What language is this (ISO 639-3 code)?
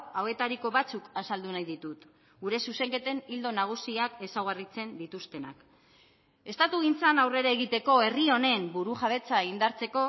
eus